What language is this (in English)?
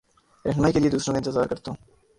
Urdu